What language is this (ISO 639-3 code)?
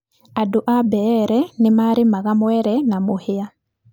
kik